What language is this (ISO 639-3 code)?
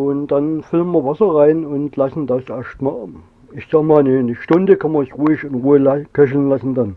deu